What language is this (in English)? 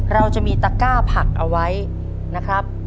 Thai